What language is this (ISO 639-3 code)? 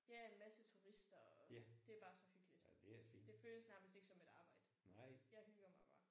dan